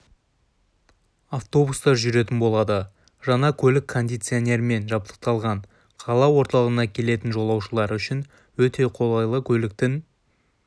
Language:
Kazakh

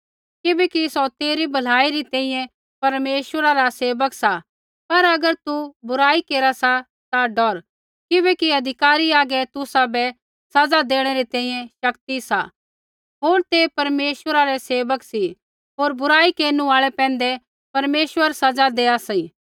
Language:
Kullu Pahari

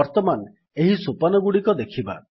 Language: Odia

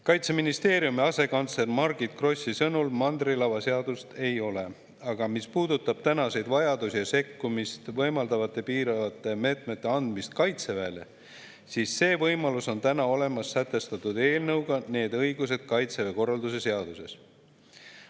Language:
Estonian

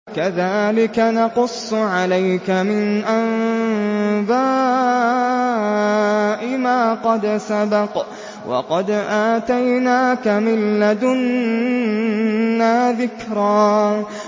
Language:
Arabic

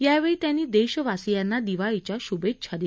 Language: Marathi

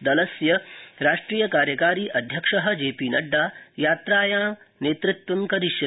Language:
Sanskrit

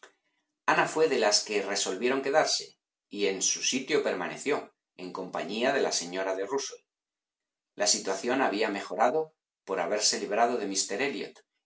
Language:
Spanish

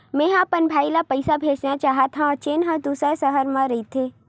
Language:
Chhattisgarhi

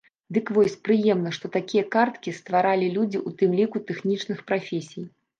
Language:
Belarusian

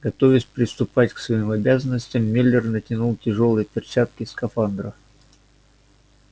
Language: Russian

